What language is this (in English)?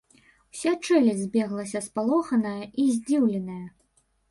Belarusian